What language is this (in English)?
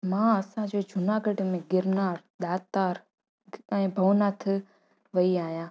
Sindhi